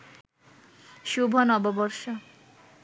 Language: Bangla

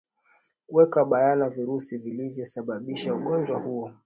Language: Swahili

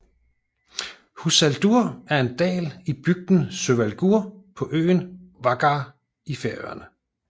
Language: Danish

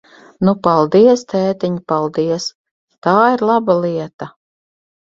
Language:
Latvian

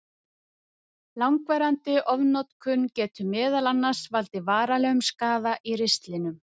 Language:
Icelandic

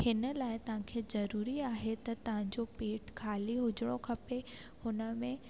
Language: Sindhi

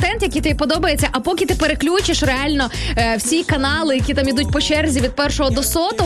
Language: Ukrainian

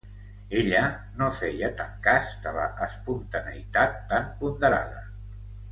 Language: Catalan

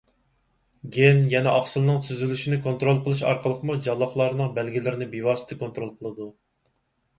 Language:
Uyghur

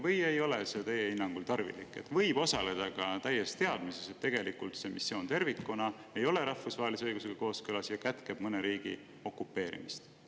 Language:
Estonian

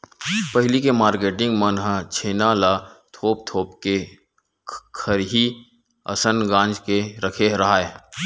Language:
Chhattisgarhi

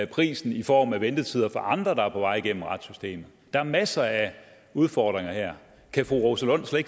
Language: Danish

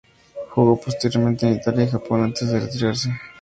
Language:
Spanish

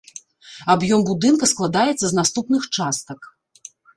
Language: Belarusian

